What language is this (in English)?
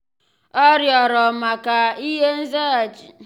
Igbo